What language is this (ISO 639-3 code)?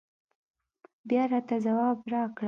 pus